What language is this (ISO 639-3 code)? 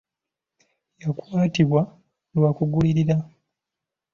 lug